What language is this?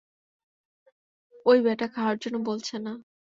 Bangla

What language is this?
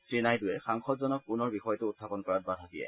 Assamese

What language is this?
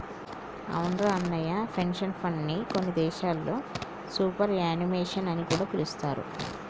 Telugu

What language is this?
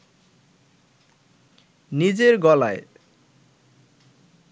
Bangla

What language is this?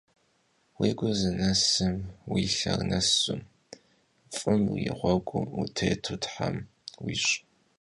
Kabardian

